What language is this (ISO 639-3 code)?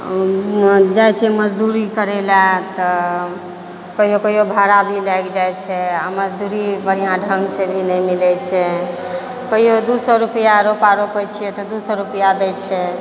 mai